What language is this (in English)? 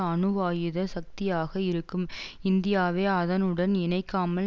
Tamil